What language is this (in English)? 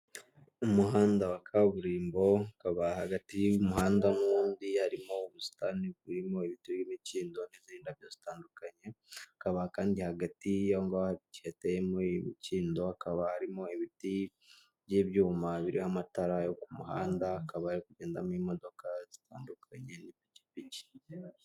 Kinyarwanda